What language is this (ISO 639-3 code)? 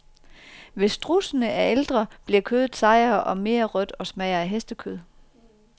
dan